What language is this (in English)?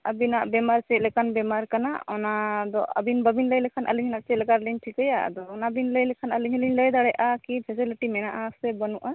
Santali